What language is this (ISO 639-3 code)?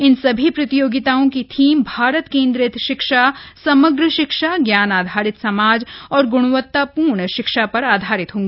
hin